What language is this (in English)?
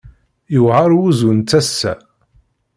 Kabyle